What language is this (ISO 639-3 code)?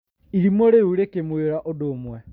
kik